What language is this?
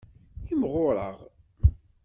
Kabyle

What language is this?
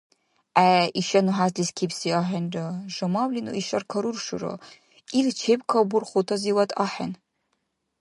Dargwa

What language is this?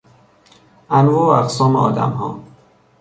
Persian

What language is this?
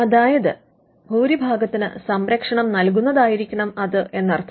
Malayalam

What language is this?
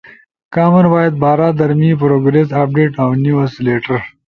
Ushojo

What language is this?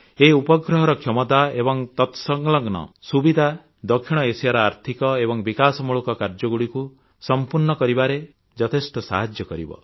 Odia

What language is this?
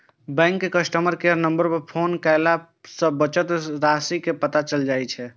Maithili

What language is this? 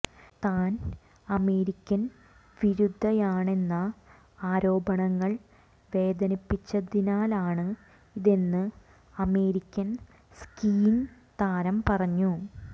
Malayalam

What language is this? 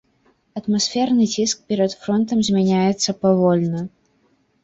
Belarusian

